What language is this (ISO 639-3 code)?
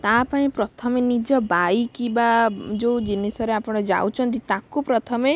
ori